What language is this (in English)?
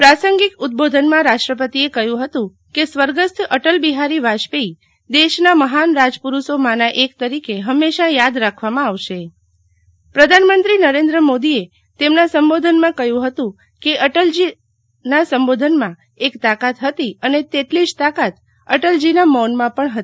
Gujarati